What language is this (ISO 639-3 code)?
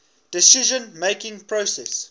eng